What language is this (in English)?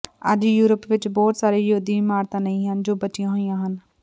Punjabi